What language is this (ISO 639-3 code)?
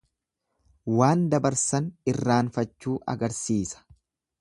orm